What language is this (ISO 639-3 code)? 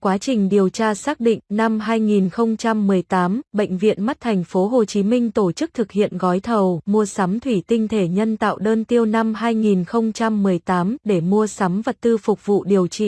vie